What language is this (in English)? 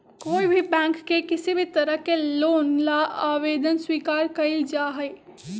Magahi